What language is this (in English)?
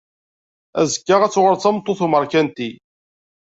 Kabyle